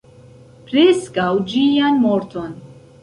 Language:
Esperanto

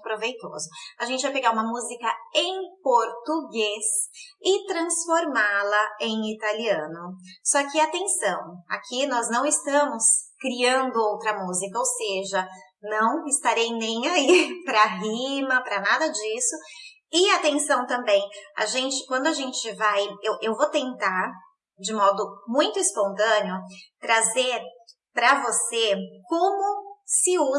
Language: Portuguese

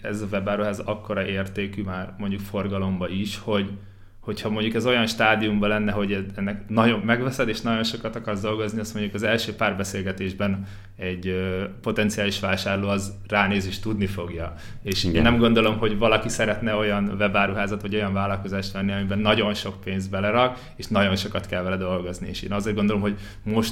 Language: Hungarian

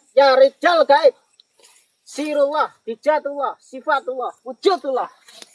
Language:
Indonesian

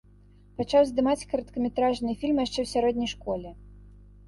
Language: Belarusian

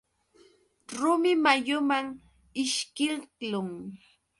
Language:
Yauyos Quechua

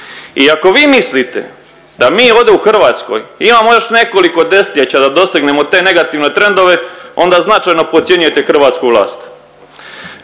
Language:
Croatian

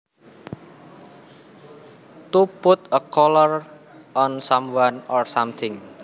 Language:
Javanese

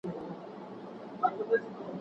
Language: Pashto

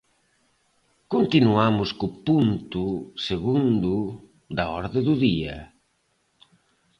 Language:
Galician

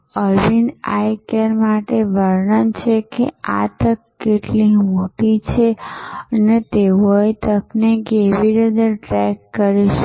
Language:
Gujarati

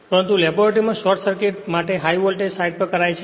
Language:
Gujarati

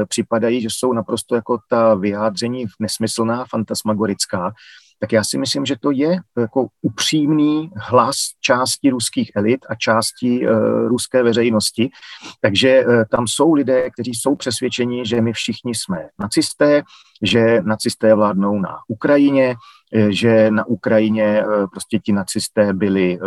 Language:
Czech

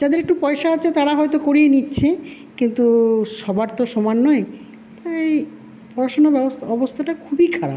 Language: Bangla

